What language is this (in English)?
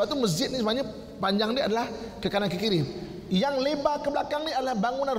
Malay